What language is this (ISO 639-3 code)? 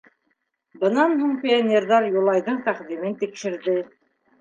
bak